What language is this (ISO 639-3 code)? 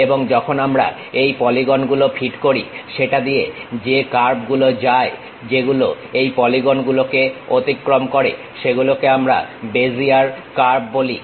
ben